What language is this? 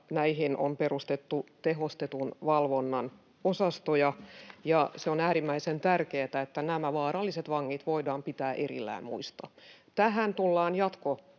Finnish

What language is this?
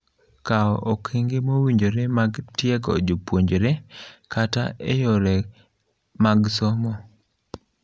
Luo (Kenya and Tanzania)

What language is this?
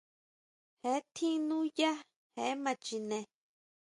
Huautla Mazatec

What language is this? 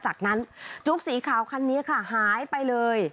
Thai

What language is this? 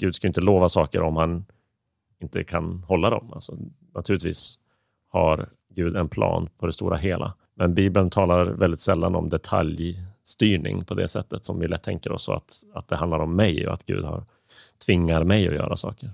Swedish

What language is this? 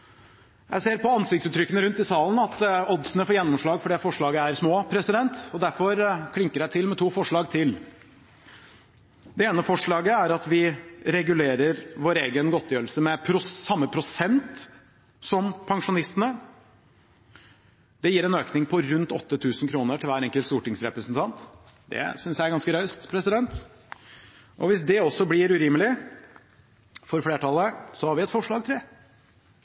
Norwegian Bokmål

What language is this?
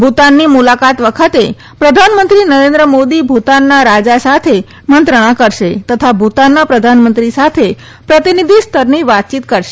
Gujarati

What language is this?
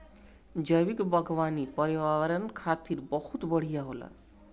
Bhojpuri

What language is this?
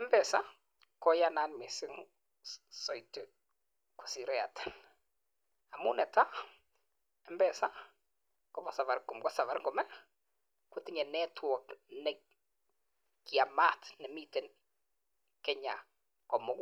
Kalenjin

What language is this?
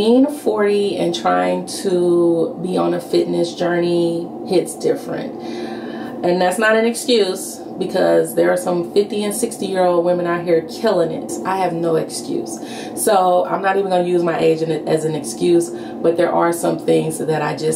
English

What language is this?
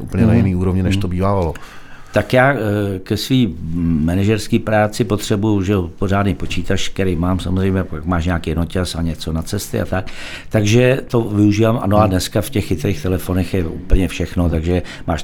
Czech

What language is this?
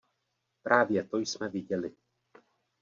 Czech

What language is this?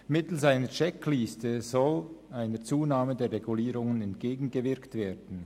Swiss German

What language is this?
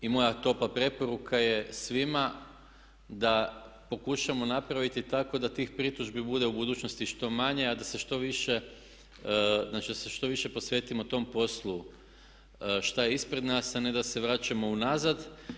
Croatian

